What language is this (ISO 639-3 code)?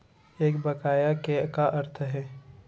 hne